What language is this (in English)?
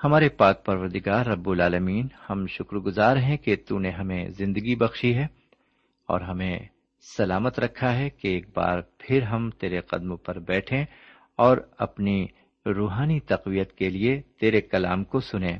Urdu